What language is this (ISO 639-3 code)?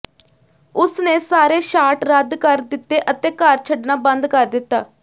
pan